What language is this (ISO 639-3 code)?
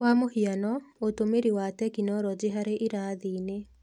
kik